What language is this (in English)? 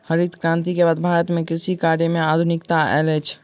Maithili